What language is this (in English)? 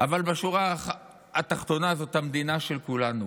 Hebrew